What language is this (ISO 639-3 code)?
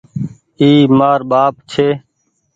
gig